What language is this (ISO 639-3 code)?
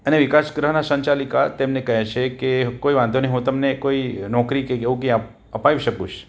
guj